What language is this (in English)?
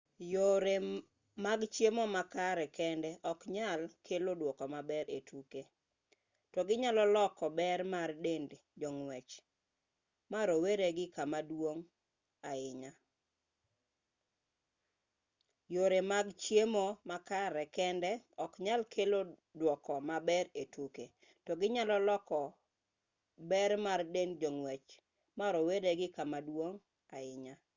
Luo (Kenya and Tanzania)